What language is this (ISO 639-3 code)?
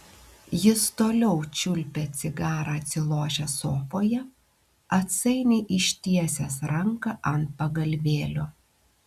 lit